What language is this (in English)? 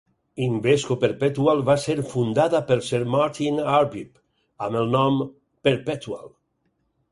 Catalan